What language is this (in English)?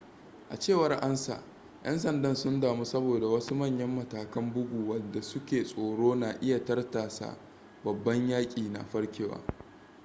Hausa